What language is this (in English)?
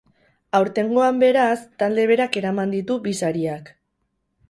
Basque